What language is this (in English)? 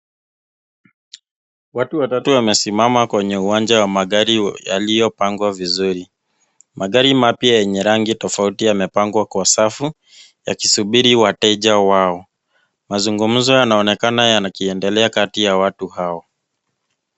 Swahili